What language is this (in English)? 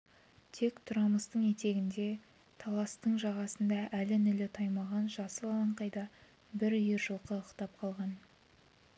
Kazakh